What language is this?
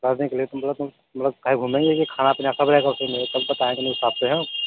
Hindi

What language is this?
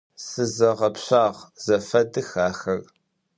Adyghe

